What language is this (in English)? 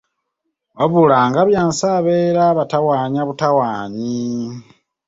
Ganda